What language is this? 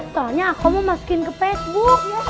Indonesian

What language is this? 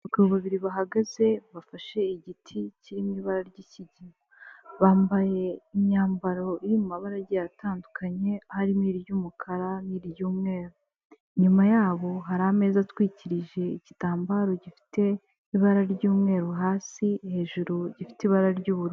Kinyarwanda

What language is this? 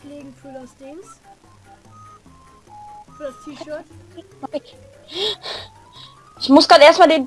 German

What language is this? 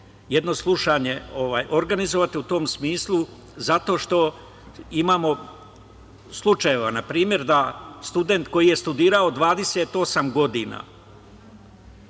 Serbian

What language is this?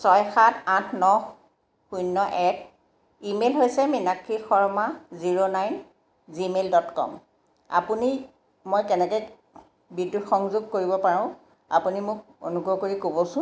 Assamese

